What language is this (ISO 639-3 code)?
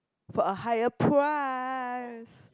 eng